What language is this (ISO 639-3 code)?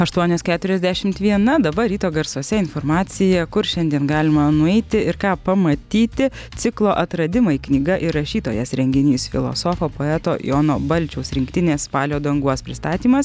lit